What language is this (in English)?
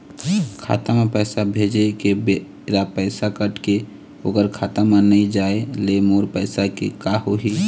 Chhattisgarhi